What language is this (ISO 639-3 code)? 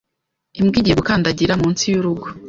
kin